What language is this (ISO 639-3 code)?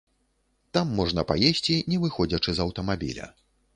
bel